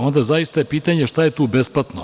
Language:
Serbian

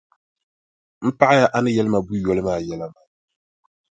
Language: Dagbani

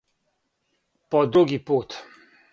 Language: Serbian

